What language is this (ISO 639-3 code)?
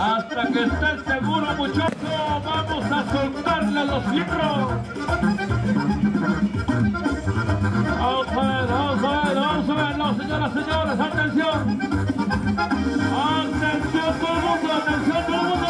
spa